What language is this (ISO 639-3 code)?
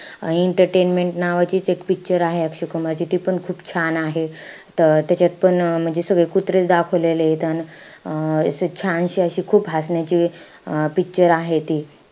mar